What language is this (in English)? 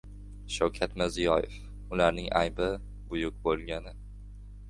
Uzbek